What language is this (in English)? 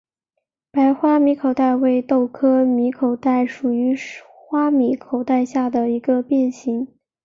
Chinese